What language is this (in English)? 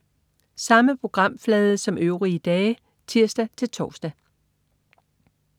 Danish